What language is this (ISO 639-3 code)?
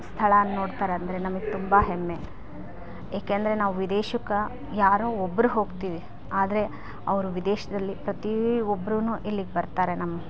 kan